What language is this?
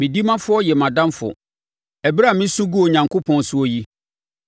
Akan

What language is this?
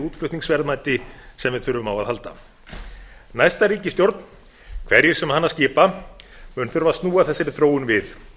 Icelandic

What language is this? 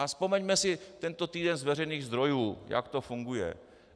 Czech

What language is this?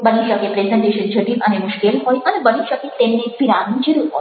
Gujarati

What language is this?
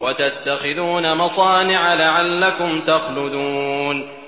Arabic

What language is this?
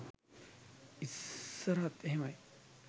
Sinhala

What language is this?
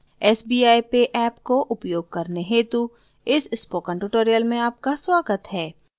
Hindi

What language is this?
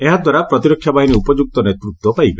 Odia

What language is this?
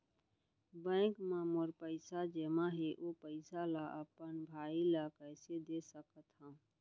Chhattisgarhi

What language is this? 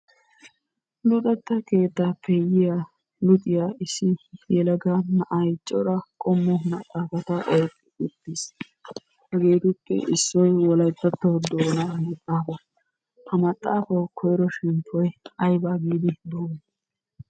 Wolaytta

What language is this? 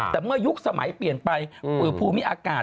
Thai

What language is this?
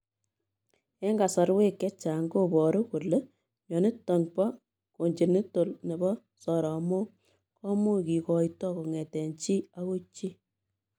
Kalenjin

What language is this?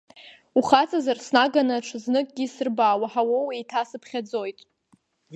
Abkhazian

